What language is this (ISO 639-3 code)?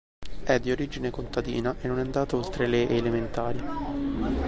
ita